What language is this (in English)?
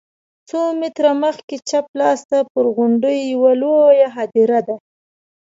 Pashto